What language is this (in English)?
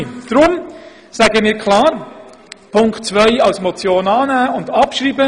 Swiss German